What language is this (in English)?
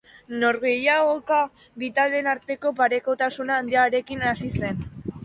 Basque